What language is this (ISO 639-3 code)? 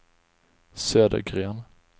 swe